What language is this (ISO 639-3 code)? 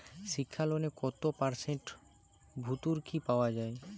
ben